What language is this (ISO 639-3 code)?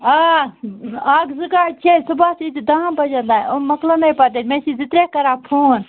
kas